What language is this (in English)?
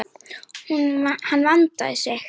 Icelandic